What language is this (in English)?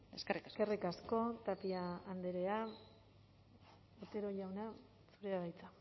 Basque